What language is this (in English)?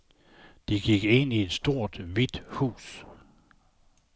Danish